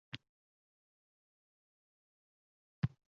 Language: Uzbek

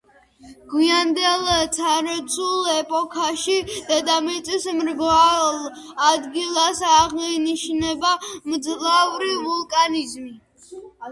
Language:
Georgian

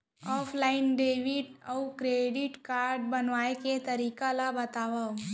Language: Chhattisgarhi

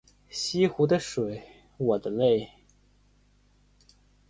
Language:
Chinese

